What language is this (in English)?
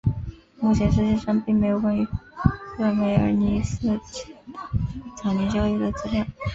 Chinese